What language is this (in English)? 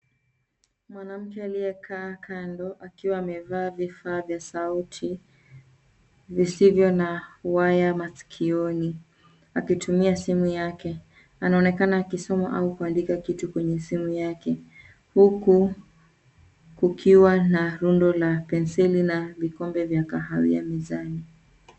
Swahili